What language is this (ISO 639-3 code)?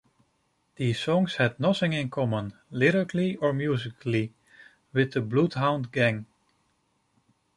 eng